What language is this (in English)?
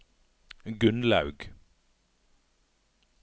Norwegian